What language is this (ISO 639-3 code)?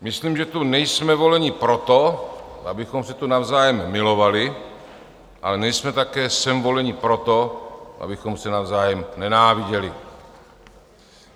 ces